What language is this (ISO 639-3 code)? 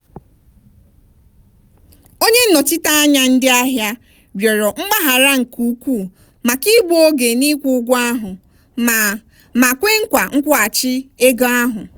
ibo